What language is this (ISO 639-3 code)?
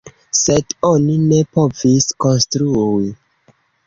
epo